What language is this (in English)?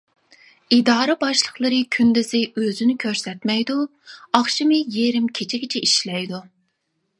Uyghur